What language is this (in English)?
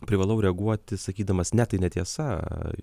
Lithuanian